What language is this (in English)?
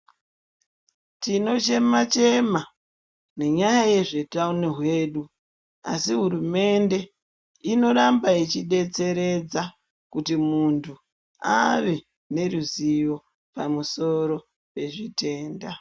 Ndau